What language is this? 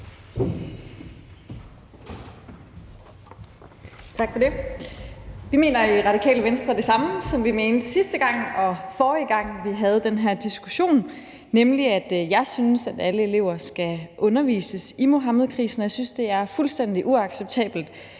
Danish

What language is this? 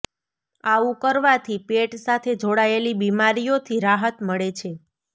Gujarati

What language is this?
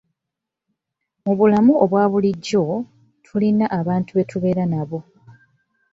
Ganda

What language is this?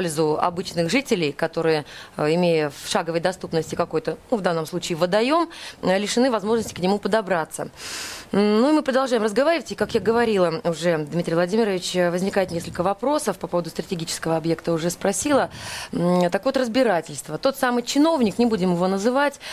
Russian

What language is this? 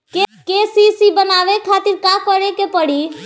Bhojpuri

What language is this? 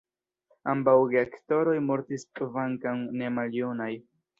Esperanto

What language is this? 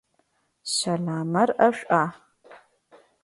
Adyghe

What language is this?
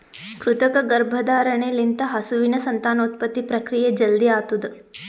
Kannada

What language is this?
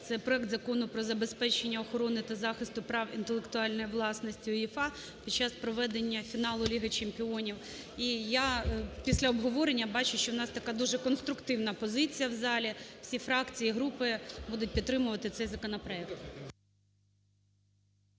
Ukrainian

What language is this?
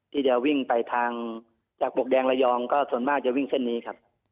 Thai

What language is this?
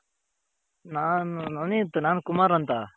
Kannada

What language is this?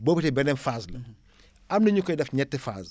Wolof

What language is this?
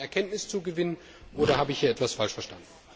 German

